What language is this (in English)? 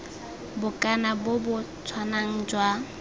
Tswana